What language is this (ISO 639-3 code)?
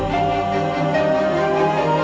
ind